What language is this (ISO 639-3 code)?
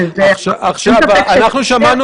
heb